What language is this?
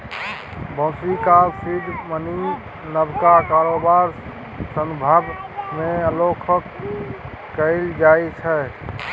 Maithili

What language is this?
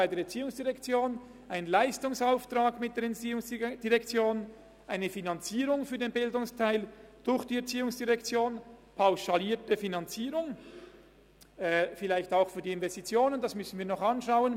Swiss German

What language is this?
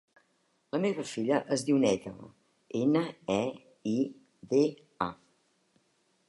Catalan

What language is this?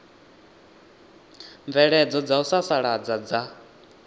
Venda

